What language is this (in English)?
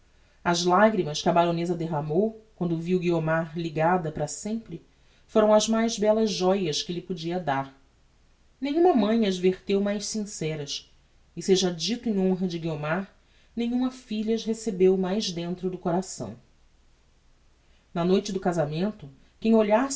Portuguese